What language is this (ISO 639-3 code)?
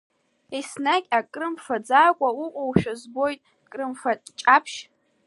abk